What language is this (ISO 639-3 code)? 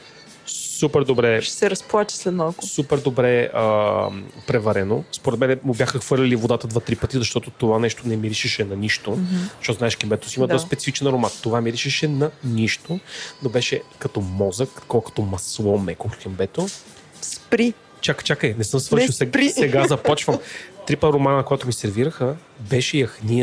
bul